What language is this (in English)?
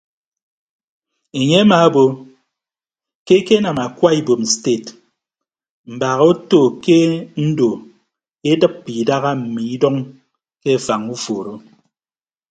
Ibibio